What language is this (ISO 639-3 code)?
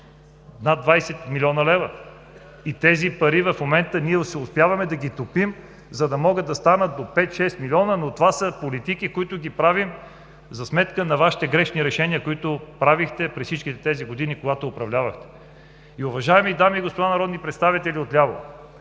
bul